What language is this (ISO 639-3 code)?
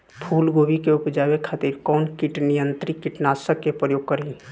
bho